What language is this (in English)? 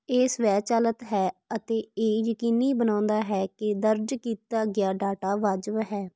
Punjabi